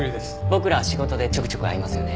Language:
Japanese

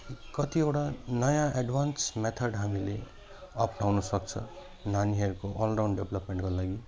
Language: Nepali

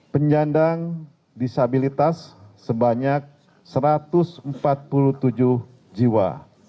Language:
Indonesian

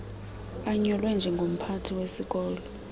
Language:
Xhosa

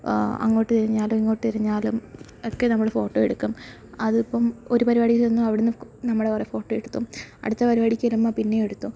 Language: Malayalam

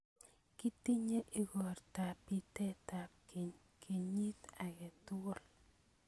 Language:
Kalenjin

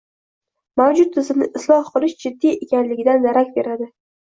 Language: Uzbek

